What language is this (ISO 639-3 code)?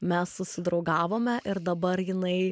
lit